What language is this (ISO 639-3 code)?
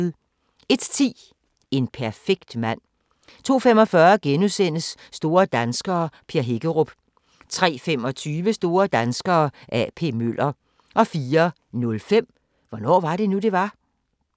dan